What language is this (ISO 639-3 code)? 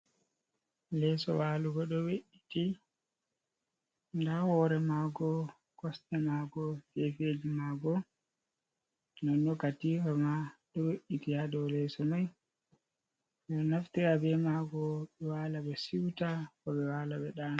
ful